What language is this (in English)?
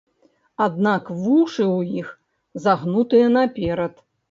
Belarusian